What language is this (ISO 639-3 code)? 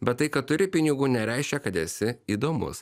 lit